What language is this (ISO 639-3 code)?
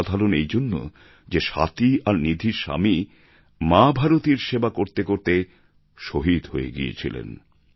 ben